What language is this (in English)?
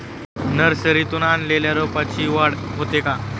Marathi